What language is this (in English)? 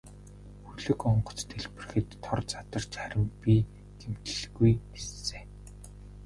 Mongolian